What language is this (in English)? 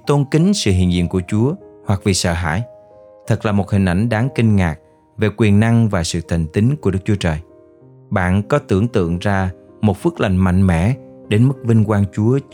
Vietnamese